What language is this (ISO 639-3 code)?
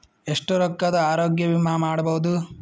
kan